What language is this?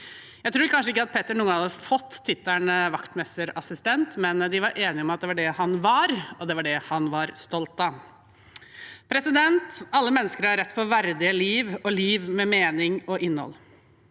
Norwegian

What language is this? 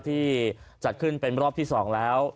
Thai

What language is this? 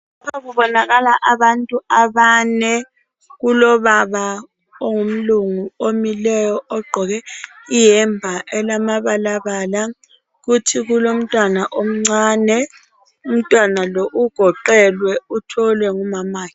North Ndebele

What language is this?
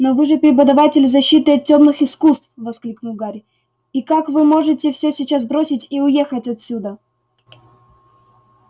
Russian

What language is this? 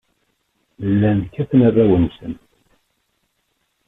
Kabyle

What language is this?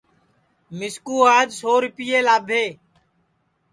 Sansi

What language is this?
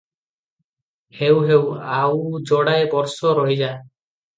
Odia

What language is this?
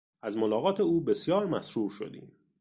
Persian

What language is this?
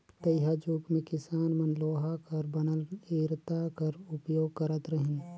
Chhattisgarhi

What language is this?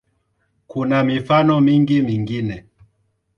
Swahili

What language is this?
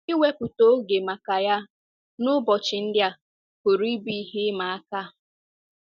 Igbo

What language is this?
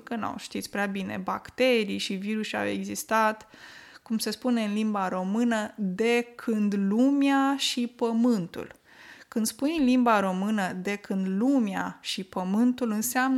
Romanian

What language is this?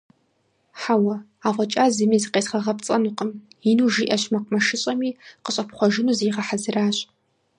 Kabardian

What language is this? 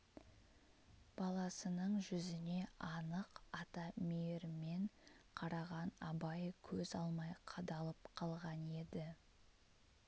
Kazakh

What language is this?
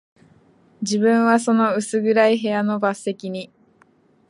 Japanese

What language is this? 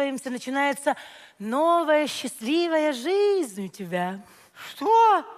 Russian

